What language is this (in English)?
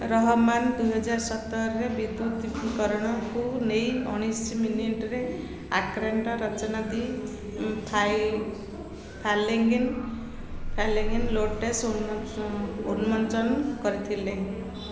Odia